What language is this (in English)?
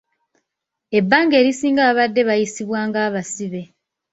Ganda